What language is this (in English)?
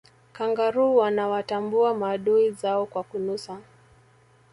Swahili